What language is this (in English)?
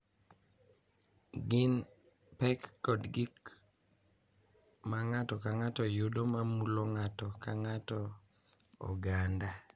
Luo (Kenya and Tanzania)